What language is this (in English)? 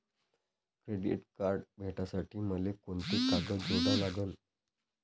Marathi